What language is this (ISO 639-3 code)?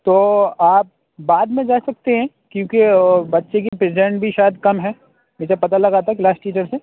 urd